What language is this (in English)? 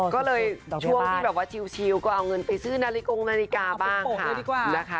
Thai